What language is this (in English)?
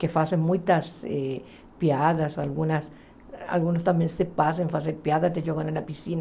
Portuguese